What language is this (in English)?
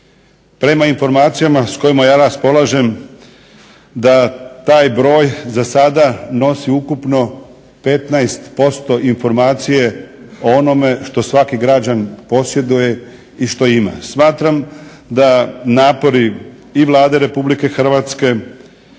Croatian